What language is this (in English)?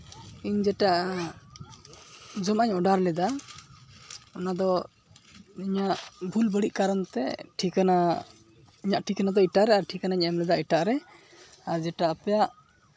Santali